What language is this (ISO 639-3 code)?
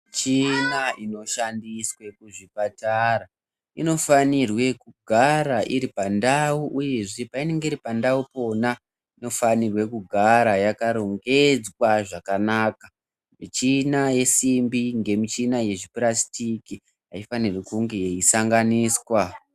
ndc